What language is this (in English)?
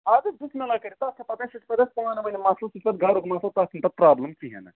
Kashmiri